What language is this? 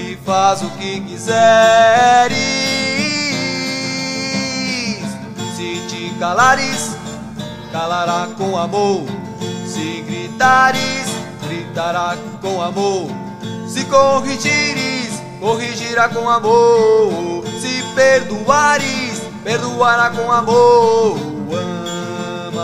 Portuguese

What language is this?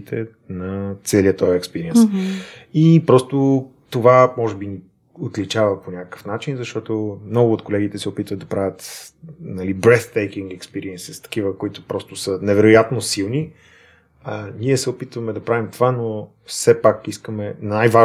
Bulgarian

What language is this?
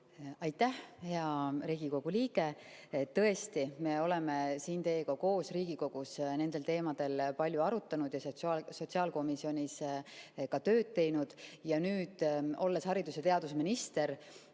Estonian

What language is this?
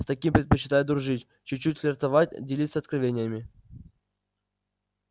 Russian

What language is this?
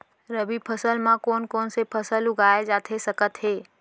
Chhattisgarhi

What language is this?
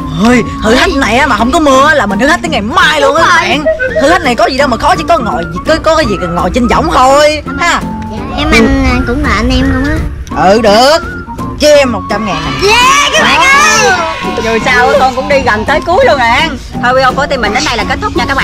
Vietnamese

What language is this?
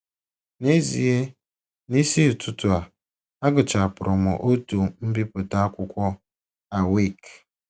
Igbo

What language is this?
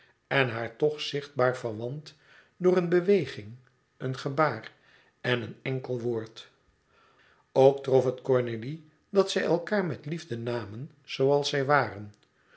Dutch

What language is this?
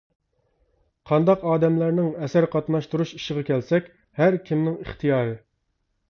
Uyghur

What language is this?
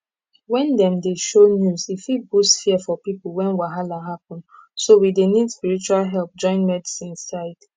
Nigerian Pidgin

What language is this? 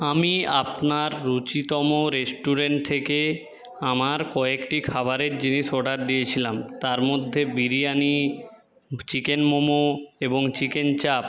Bangla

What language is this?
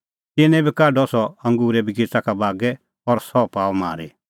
Kullu Pahari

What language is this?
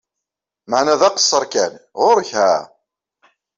Kabyle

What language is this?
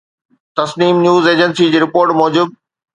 Sindhi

